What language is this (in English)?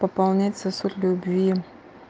Russian